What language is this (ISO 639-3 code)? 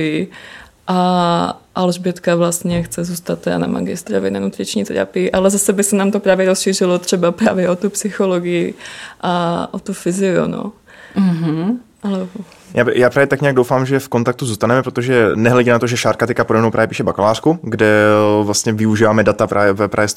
ces